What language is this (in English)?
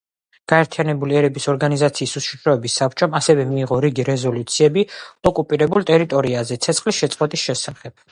Georgian